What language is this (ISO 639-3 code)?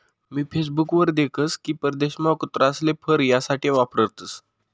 mar